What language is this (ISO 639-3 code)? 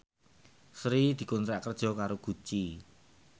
jav